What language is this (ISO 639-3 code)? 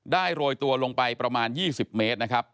tha